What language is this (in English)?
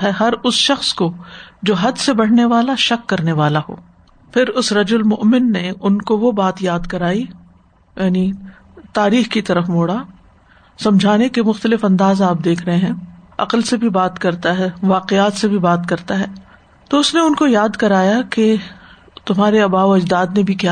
Urdu